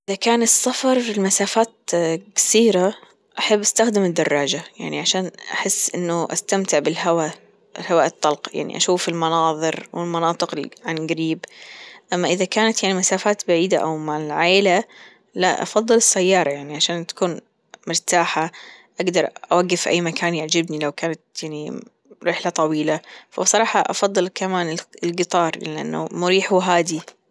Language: Gulf Arabic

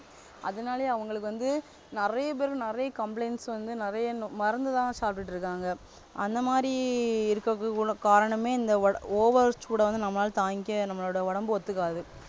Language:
Tamil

